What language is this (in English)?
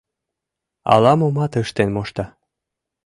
Mari